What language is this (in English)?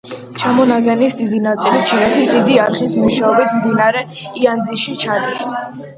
Georgian